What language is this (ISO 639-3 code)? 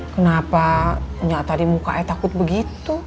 ind